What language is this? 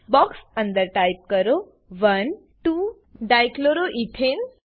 Gujarati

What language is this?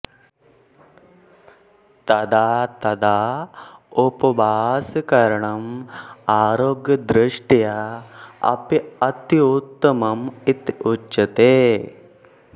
Sanskrit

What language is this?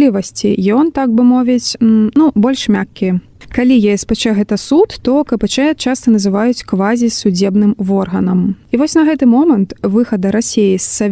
Russian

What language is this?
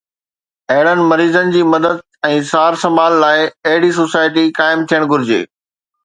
Sindhi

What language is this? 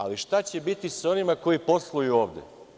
Serbian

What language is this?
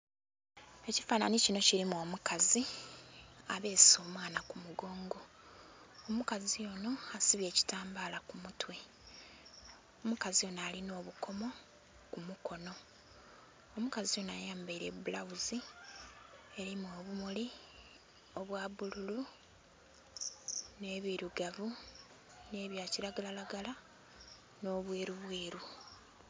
Soga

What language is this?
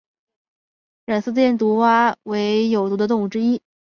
Chinese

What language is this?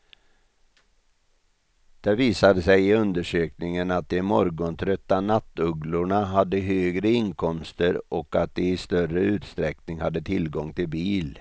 Swedish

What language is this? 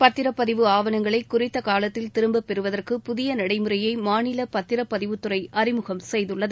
Tamil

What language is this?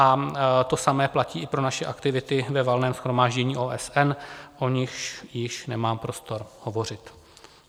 Czech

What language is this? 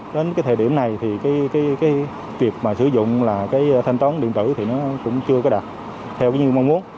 Vietnamese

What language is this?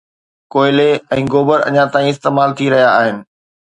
Sindhi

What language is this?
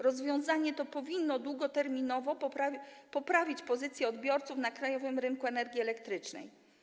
Polish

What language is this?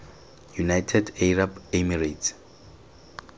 Tswana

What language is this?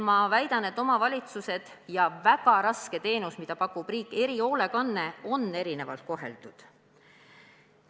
Estonian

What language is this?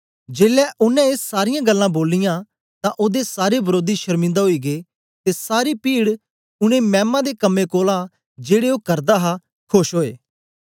Dogri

